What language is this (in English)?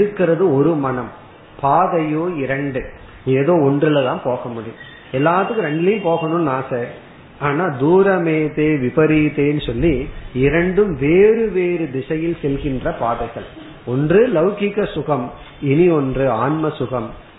Tamil